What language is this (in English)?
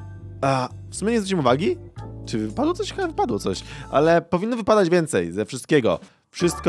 Polish